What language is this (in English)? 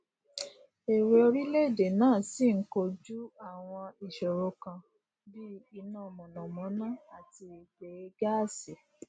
Yoruba